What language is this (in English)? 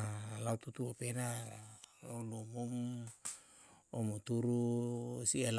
Yalahatan